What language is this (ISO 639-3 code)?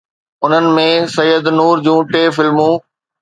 snd